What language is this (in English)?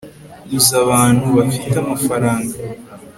Kinyarwanda